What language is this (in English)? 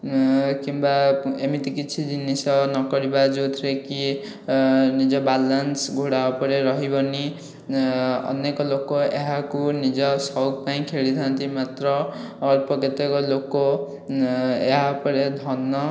Odia